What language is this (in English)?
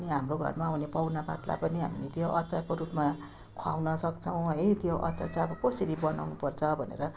Nepali